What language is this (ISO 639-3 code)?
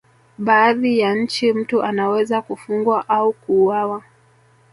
swa